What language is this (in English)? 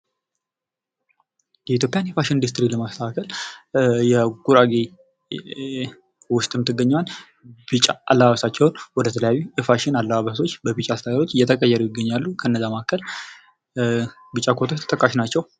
Amharic